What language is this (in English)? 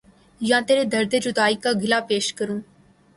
Urdu